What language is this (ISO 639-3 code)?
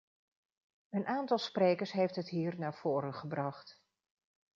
nld